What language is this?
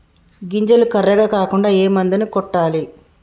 Telugu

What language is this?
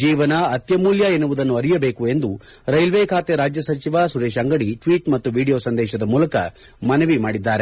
Kannada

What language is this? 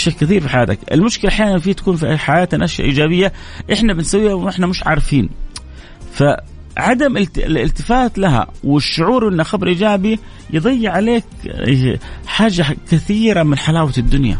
Arabic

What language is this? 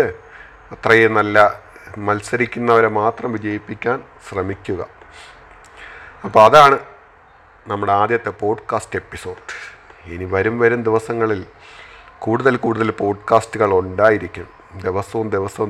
Malayalam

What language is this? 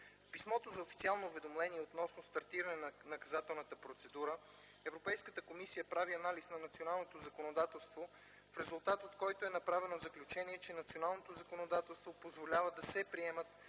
Bulgarian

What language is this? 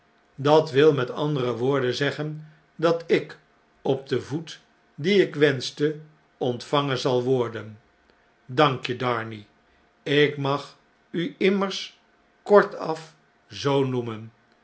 Dutch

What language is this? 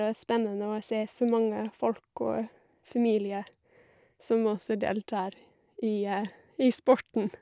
Norwegian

